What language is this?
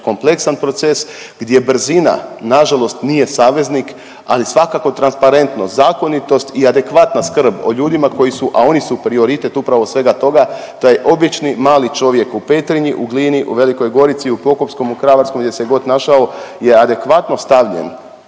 Croatian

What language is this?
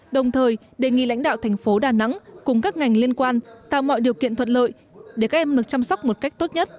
Vietnamese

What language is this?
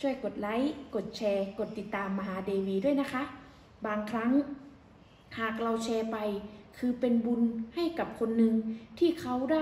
Thai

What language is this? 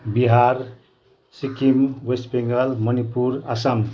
Nepali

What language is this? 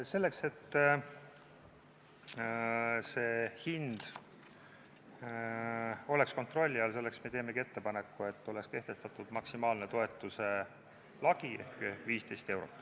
Estonian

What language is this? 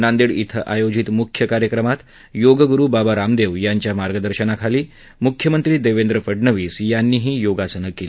Marathi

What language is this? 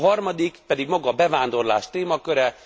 Hungarian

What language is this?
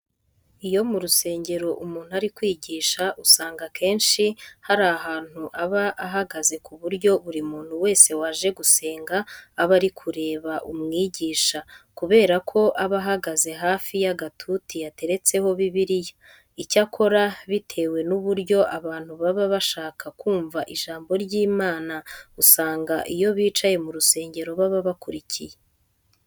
Kinyarwanda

